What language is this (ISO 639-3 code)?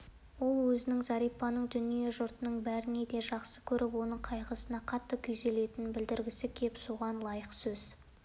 kaz